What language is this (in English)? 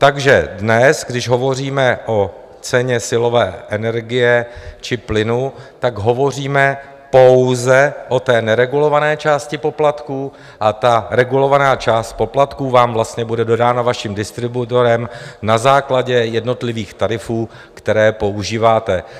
Czech